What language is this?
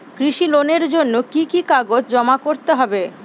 Bangla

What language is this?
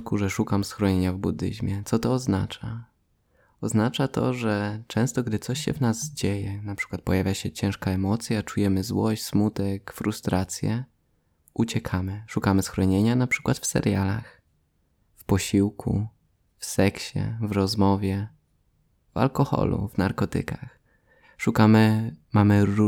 Polish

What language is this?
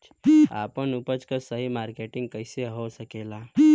Bhojpuri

